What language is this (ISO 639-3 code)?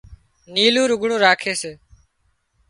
kxp